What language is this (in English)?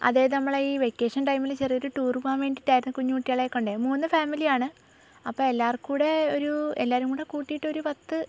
Malayalam